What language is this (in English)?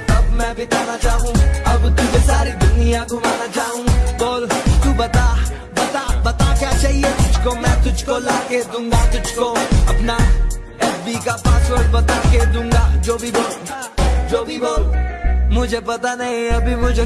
Hindi